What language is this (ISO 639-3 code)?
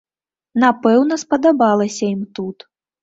bel